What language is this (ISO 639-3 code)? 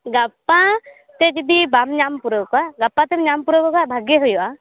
sat